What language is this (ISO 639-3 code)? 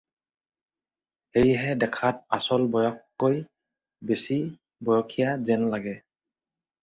asm